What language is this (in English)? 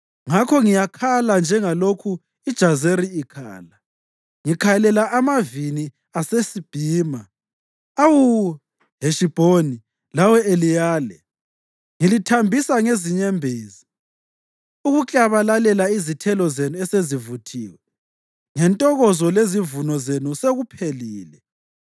North Ndebele